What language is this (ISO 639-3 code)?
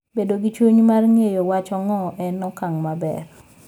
luo